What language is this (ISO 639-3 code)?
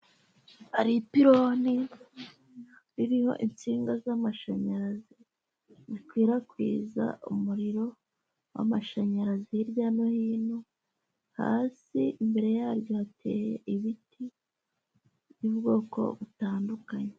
kin